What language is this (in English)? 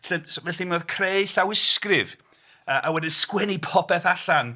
Welsh